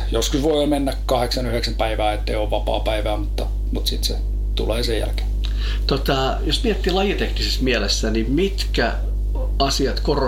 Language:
Finnish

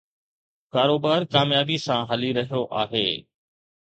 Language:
Sindhi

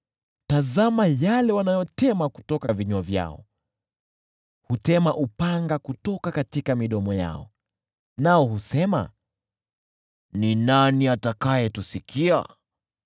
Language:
Swahili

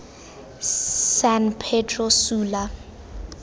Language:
Tswana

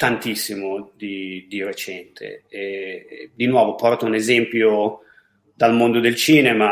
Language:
Italian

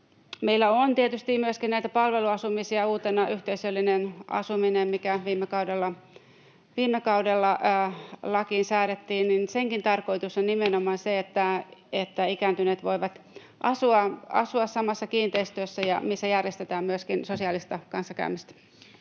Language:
Finnish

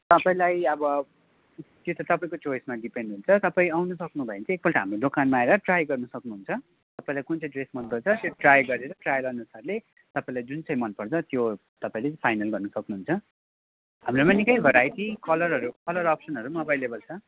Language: Nepali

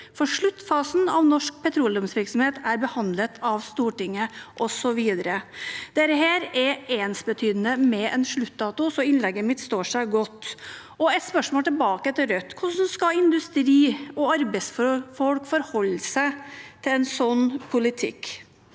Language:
Norwegian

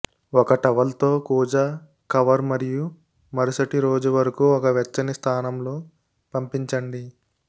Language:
Telugu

